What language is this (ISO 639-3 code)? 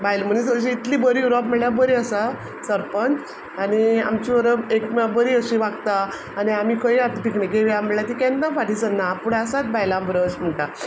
kok